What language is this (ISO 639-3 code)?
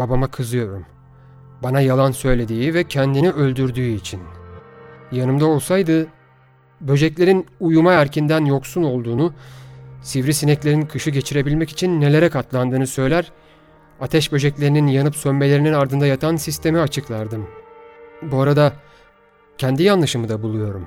tur